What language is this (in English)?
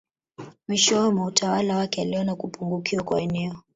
Swahili